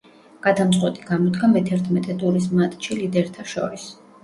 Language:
Georgian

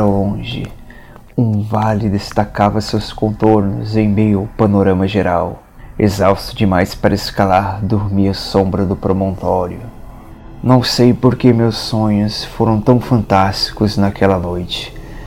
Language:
Portuguese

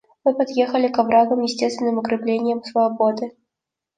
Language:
Russian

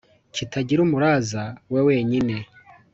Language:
Kinyarwanda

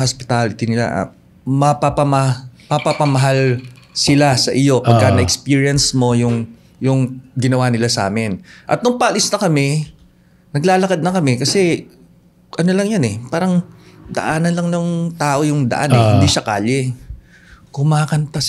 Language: Filipino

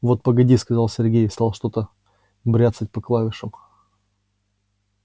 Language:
Russian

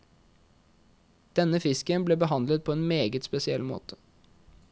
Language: Norwegian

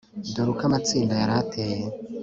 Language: Kinyarwanda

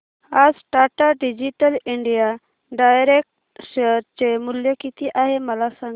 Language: Marathi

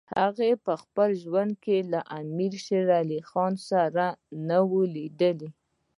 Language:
Pashto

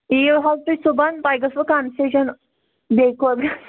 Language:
Kashmiri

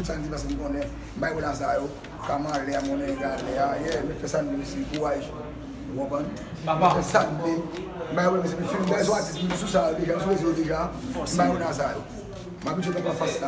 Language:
French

